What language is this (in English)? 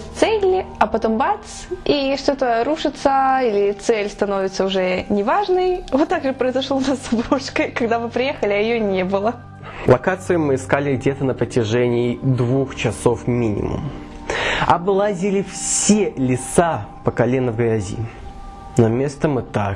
Russian